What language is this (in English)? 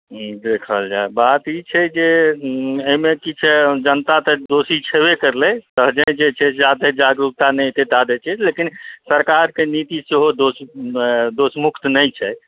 Maithili